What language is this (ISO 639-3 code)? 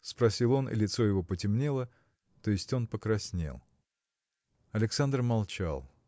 rus